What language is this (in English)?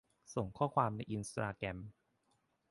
Thai